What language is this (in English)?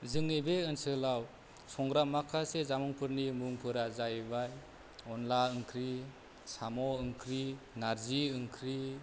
Bodo